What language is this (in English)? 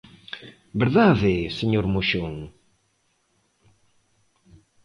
Galician